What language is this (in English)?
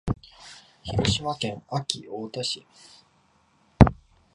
Japanese